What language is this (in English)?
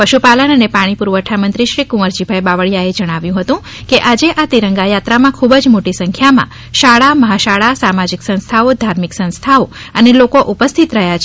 Gujarati